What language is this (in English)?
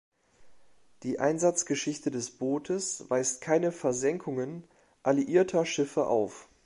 German